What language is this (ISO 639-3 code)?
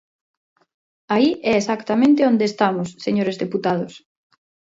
glg